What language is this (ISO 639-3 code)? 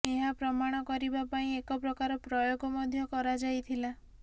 ori